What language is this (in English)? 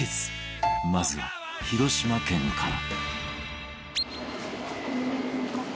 Japanese